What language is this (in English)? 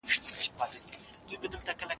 Pashto